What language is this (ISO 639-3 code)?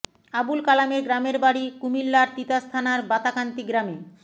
ben